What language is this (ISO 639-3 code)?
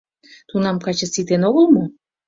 chm